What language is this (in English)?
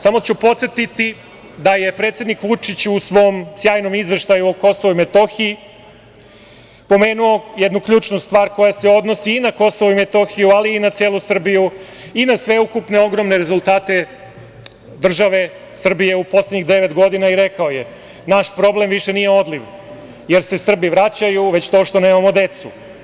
Serbian